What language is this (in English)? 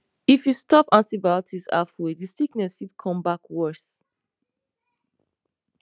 Nigerian Pidgin